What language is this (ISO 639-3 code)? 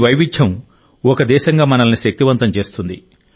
tel